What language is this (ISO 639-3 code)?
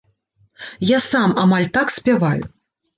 bel